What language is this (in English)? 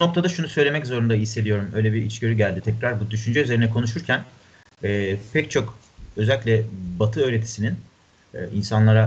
Turkish